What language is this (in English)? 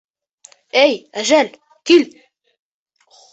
Bashkir